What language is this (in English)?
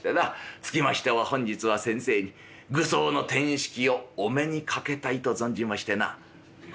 Japanese